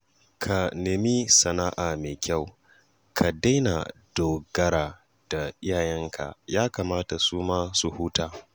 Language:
Hausa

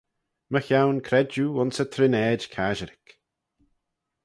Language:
Manx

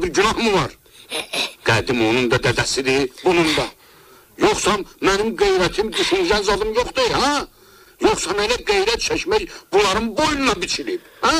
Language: Turkish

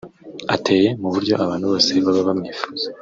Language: Kinyarwanda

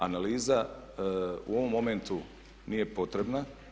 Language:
Croatian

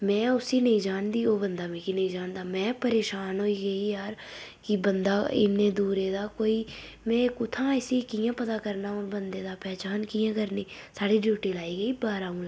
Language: Dogri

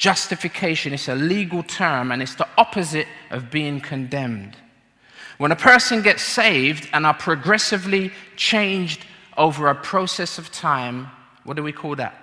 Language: English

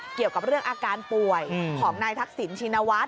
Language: Thai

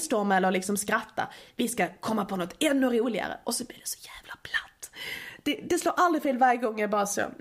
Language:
Swedish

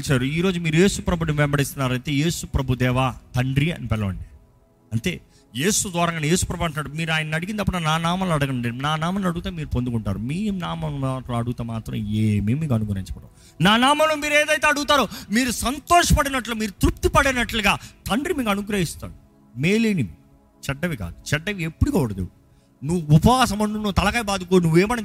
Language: Telugu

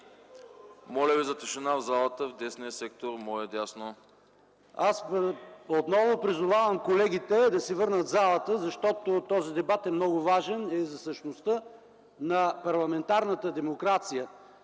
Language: Bulgarian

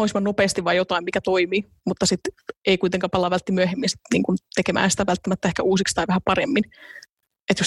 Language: Finnish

